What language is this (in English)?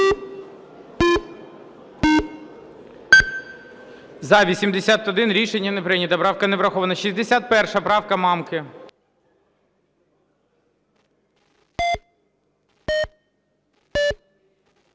Ukrainian